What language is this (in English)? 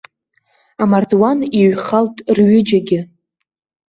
Abkhazian